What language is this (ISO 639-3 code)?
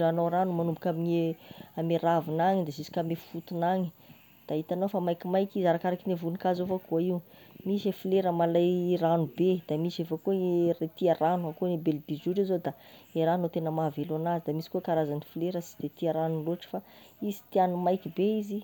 tkg